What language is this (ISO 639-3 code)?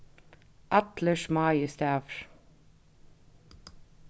fao